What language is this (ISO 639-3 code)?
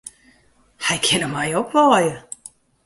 fry